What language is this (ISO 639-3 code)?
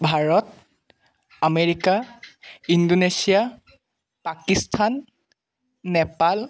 asm